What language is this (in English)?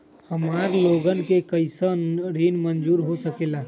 Magahi